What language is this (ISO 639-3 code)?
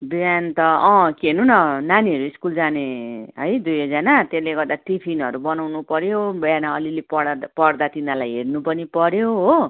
nep